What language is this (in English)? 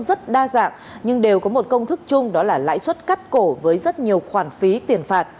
Vietnamese